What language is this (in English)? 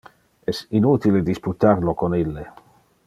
Interlingua